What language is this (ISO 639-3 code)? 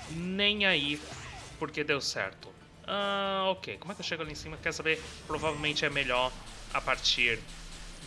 por